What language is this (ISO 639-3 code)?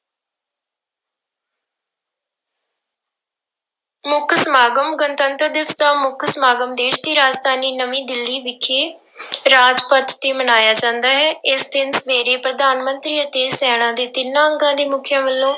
pan